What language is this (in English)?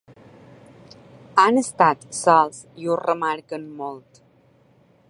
Catalan